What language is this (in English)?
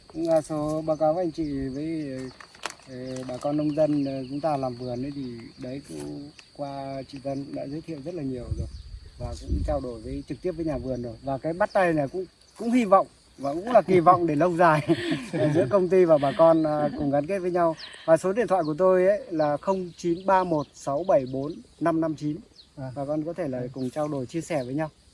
Vietnamese